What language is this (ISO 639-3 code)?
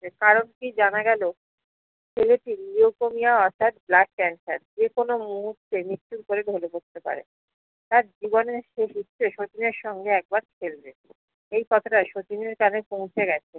ben